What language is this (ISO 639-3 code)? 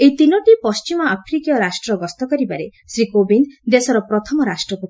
ori